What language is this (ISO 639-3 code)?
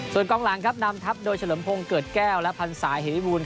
tha